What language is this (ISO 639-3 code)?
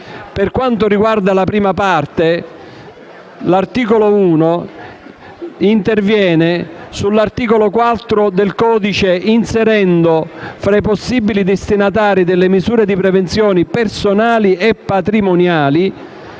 ita